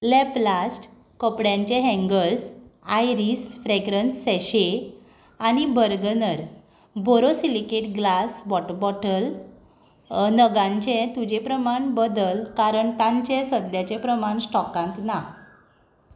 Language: Konkani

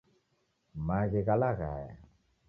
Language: Taita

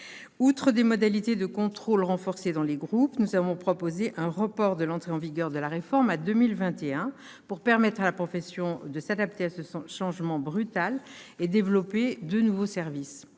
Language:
French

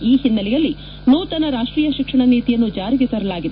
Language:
Kannada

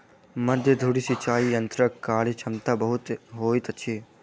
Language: Maithili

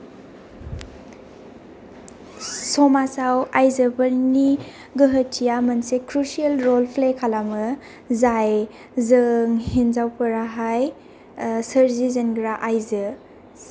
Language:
Bodo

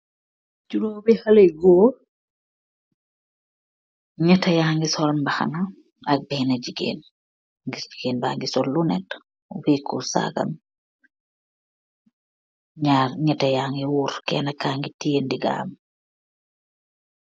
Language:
Wolof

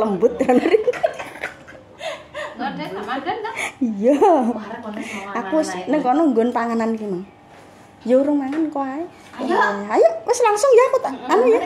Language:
Indonesian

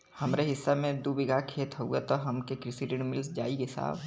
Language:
Bhojpuri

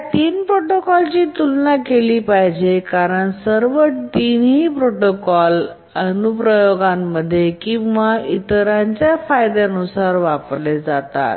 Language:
Marathi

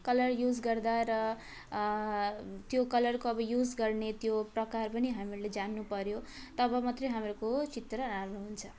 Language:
Nepali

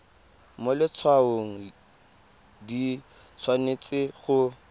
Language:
Tswana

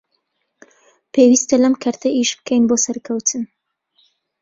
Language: Central Kurdish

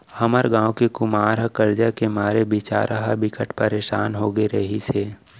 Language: Chhattisgarhi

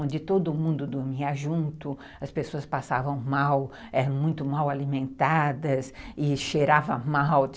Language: Portuguese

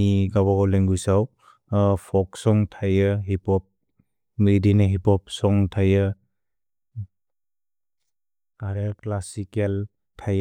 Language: Bodo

